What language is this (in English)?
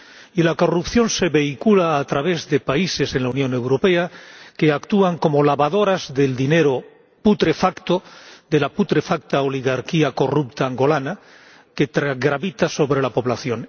Spanish